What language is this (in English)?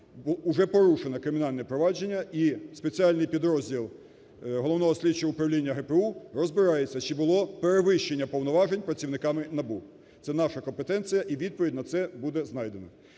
Ukrainian